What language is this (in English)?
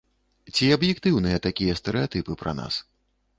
Belarusian